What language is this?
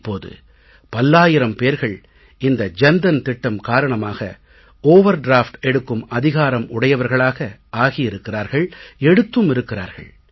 Tamil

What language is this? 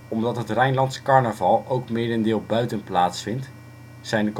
Dutch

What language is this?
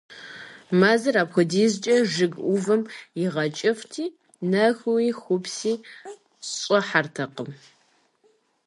Kabardian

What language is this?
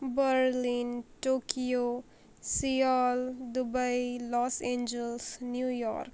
Marathi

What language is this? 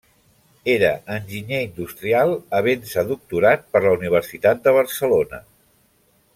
Catalan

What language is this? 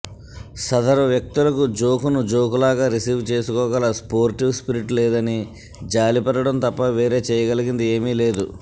Telugu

